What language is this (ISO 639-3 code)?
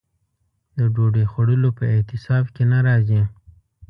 pus